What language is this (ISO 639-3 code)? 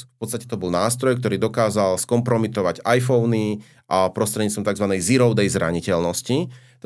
slk